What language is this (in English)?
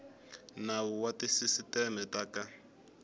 Tsonga